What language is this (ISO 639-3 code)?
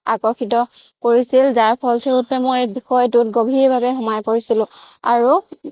asm